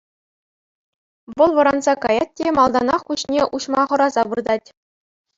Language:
Chuvash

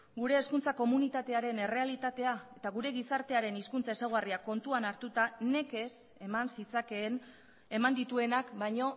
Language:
Basque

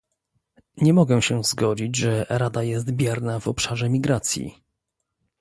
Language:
Polish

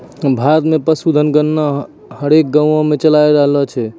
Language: Maithili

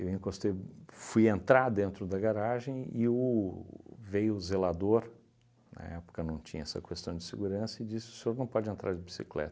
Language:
Portuguese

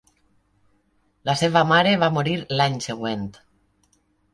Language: Catalan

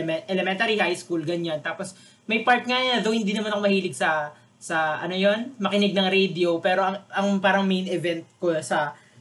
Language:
Filipino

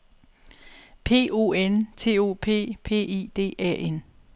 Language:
Danish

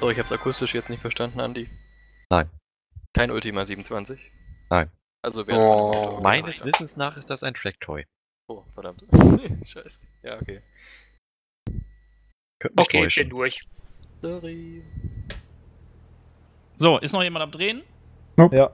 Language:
German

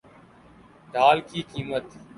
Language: Urdu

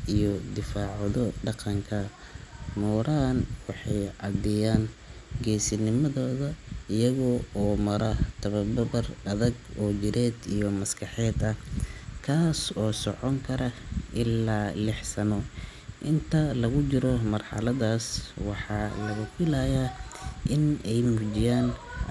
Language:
Somali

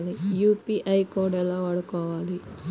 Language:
Telugu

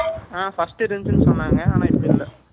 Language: Tamil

